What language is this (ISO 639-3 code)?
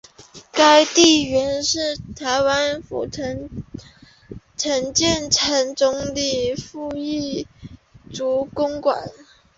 zho